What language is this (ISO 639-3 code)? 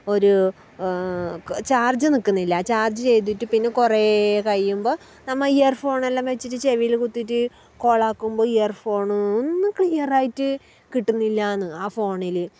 mal